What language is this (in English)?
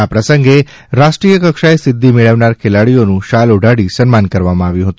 Gujarati